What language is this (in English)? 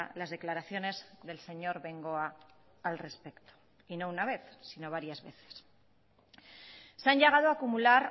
Spanish